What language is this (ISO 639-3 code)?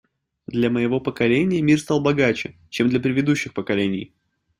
rus